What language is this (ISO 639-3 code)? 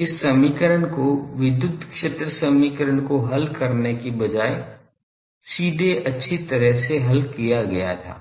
hin